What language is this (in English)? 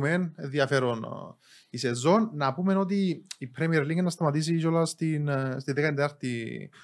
Greek